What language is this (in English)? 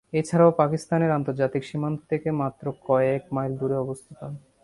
Bangla